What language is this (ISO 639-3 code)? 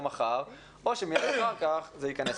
heb